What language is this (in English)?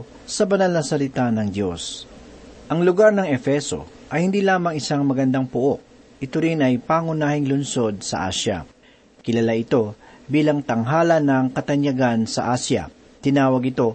Filipino